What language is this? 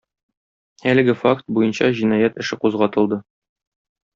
Tatar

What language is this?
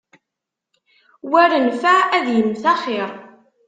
Kabyle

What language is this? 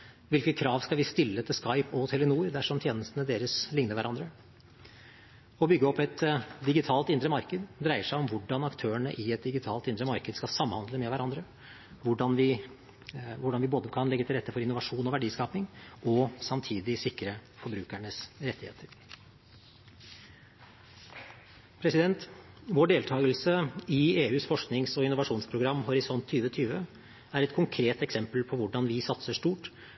Norwegian Bokmål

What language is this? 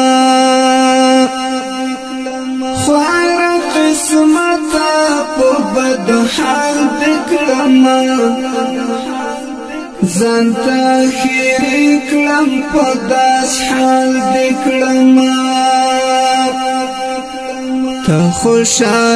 Romanian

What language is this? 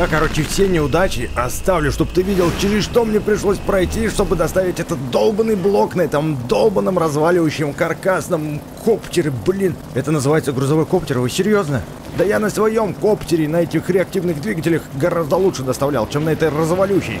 Russian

